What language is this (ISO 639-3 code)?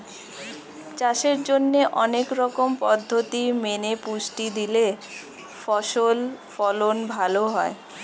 ben